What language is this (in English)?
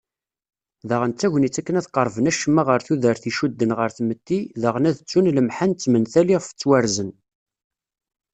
Kabyle